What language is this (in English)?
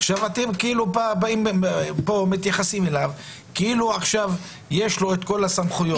Hebrew